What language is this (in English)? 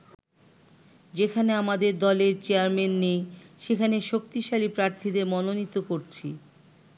Bangla